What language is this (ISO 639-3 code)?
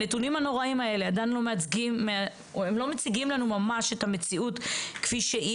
heb